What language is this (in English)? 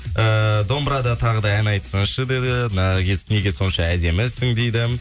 Kazakh